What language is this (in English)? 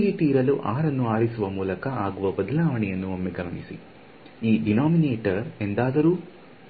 Kannada